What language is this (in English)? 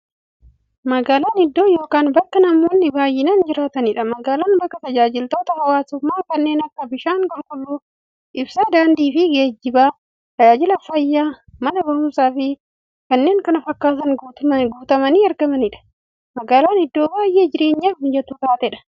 Oromo